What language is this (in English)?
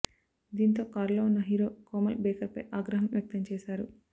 Telugu